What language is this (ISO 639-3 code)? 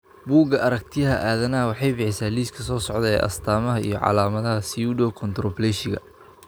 som